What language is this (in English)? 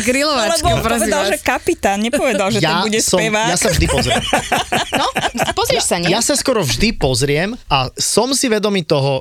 Czech